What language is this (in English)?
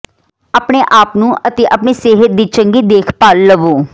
Punjabi